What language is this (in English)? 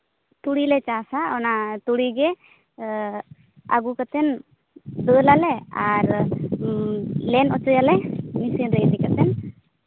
Santali